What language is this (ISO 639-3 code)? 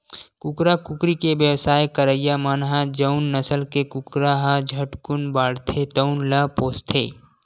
hne